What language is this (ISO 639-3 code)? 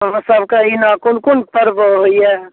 mai